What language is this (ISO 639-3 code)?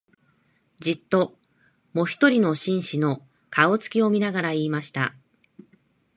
jpn